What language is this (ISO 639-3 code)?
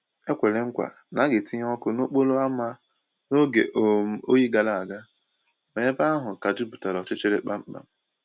ibo